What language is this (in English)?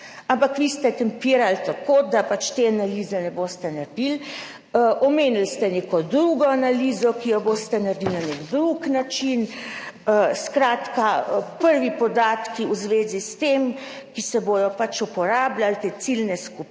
Slovenian